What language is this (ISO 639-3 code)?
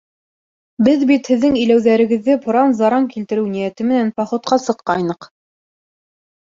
bak